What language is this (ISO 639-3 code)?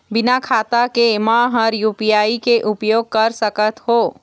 hne